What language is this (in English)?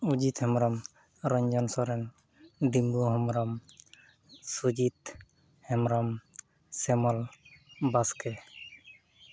Santali